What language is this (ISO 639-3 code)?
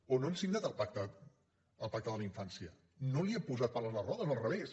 cat